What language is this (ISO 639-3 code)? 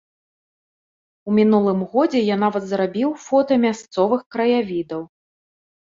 bel